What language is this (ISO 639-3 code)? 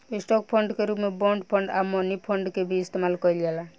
bho